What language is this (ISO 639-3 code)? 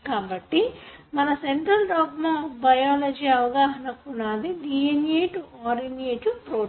tel